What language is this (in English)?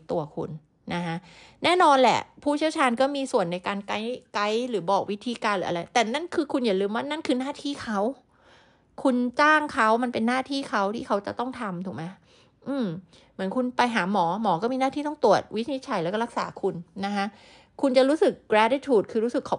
Thai